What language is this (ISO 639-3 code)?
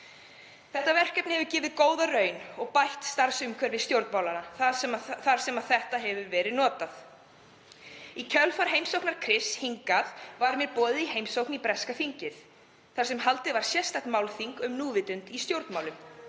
isl